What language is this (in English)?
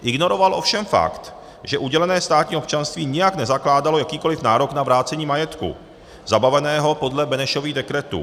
Czech